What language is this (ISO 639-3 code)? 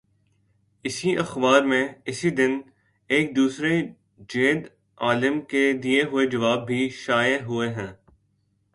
urd